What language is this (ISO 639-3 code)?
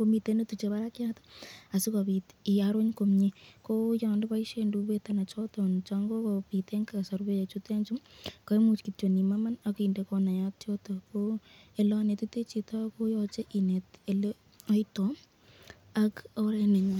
kln